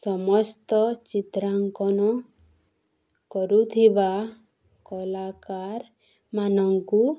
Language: Odia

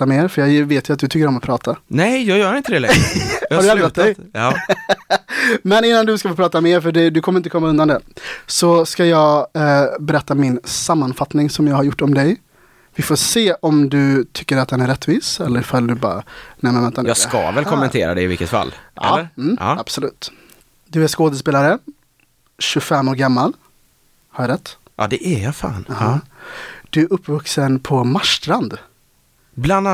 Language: Swedish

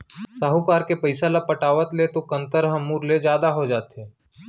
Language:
Chhattisgarhi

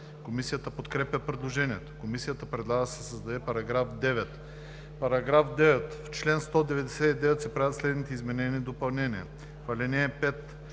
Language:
Bulgarian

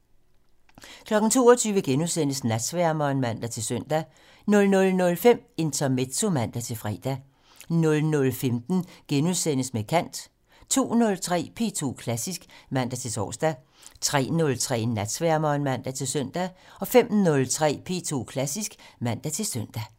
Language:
Danish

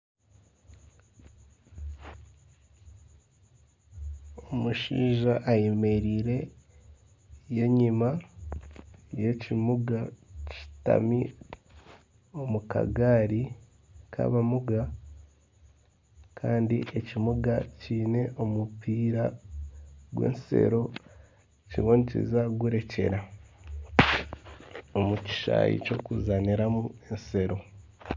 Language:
Nyankole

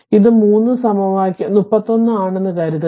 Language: Malayalam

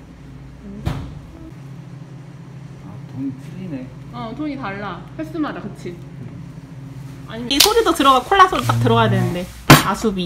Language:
Korean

